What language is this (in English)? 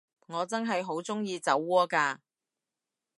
Cantonese